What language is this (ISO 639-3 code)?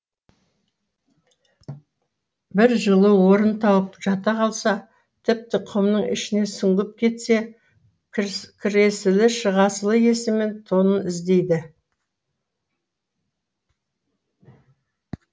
kaz